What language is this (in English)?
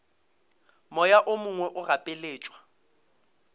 Northern Sotho